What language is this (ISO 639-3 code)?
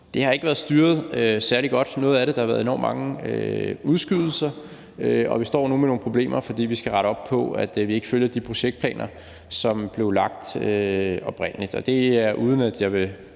dan